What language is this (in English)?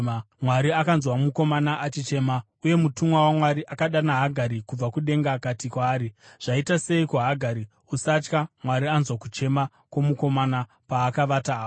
Shona